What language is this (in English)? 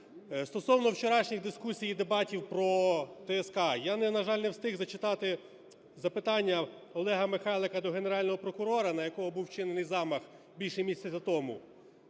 Ukrainian